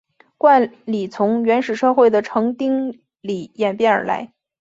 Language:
Chinese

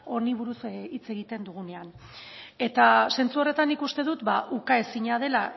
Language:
Basque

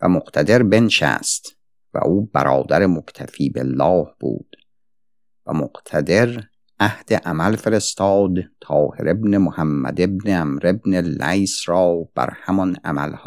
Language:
Persian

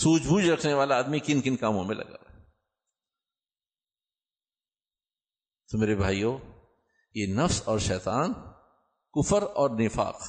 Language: Urdu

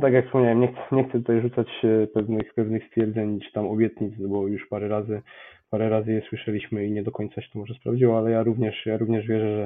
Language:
Polish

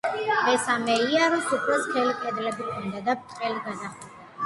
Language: Georgian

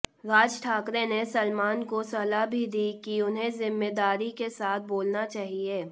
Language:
Hindi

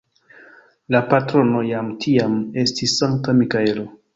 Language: Esperanto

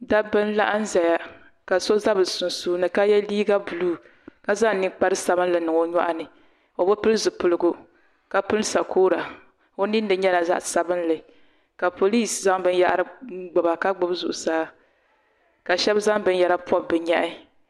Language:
Dagbani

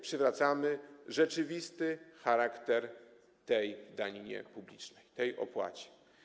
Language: Polish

